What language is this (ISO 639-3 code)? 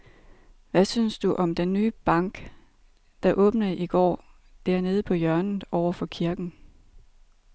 dan